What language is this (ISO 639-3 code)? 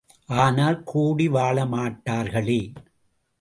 tam